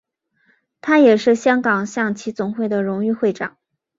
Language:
Chinese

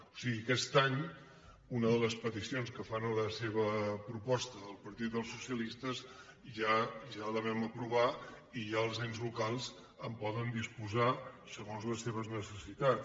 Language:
Catalan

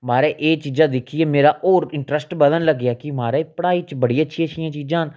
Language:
Dogri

